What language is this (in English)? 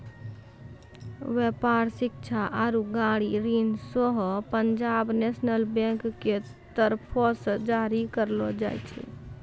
Maithili